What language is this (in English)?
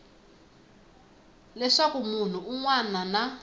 Tsonga